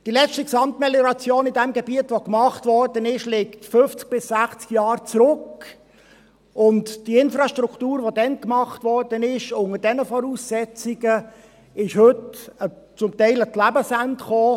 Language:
Swiss German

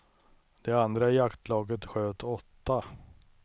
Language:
Swedish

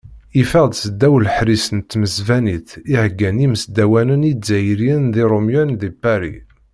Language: Kabyle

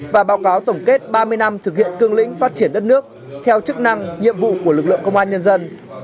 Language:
Vietnamese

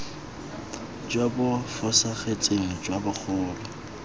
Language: Tswana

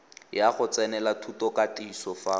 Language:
Tswana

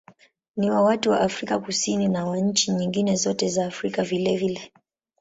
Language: Swahili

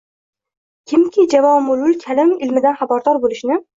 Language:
Uzbek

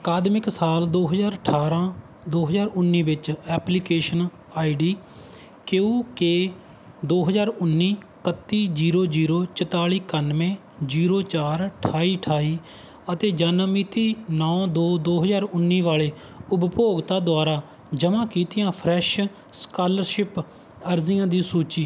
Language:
Punjabi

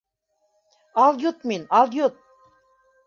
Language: Bashkir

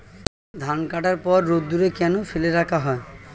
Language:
Bangla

